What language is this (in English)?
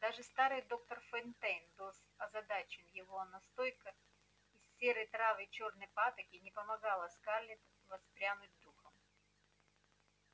Russian